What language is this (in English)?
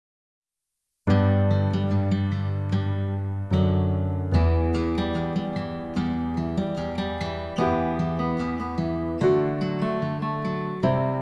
Indonesian